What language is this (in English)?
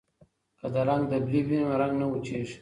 Pashto